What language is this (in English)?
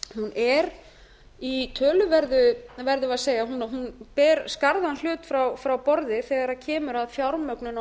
Icelandic